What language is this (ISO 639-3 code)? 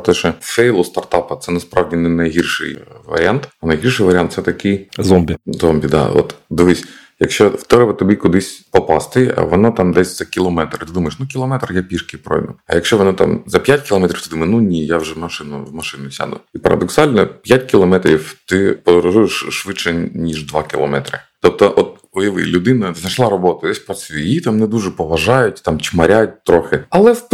ukr